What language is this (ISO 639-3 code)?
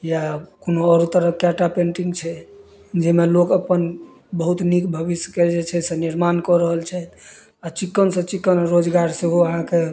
mai